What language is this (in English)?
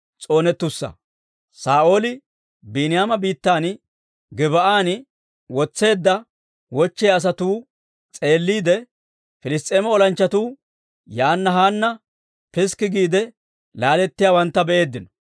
Dawro